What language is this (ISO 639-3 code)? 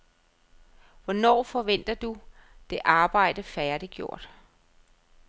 dan